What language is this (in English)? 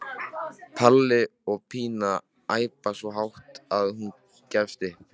Icelandic